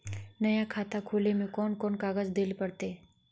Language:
Magahi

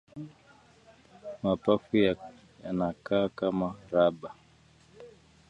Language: Swahili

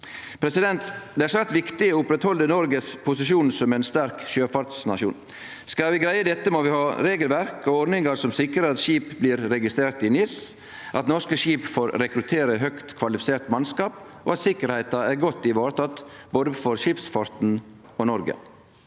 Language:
Norwegian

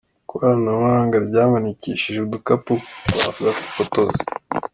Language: Kinyarwanda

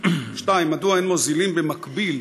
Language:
Hebrew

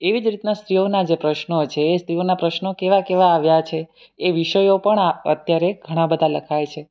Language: Gujarati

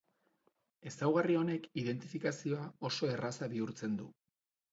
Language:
Basque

